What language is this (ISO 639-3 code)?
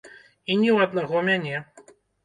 bel